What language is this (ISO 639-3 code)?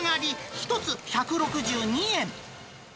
jpn